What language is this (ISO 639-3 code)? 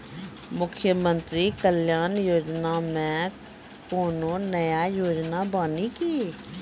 mai